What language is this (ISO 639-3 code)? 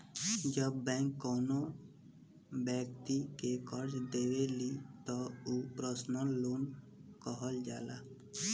bho